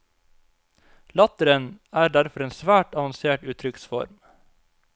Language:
Norwegian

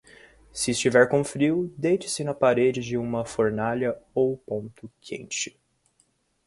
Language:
Portuguese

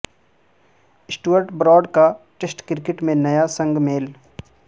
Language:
Urdu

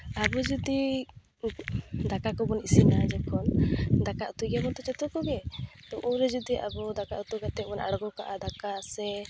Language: Santali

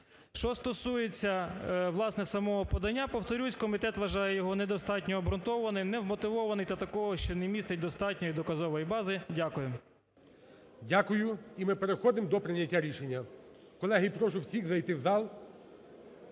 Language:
Ukrainian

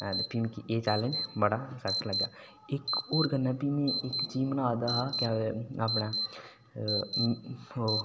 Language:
Dogri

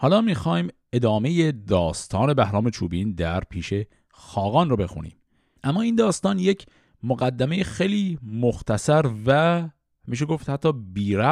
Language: Persian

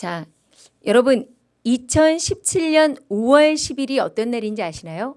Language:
Korean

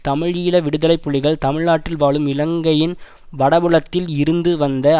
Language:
Tamil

